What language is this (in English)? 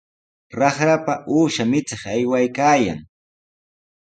Sihuas Ancash Quechua